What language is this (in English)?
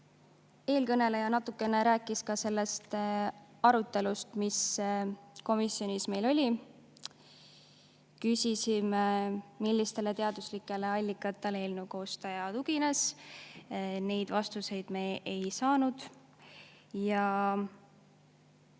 Estonian